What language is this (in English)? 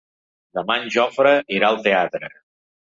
Catalan